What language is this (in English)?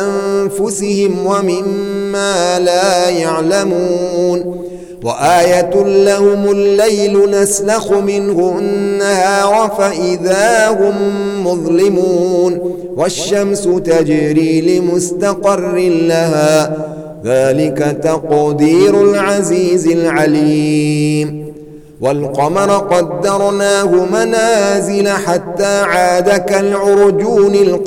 Arabic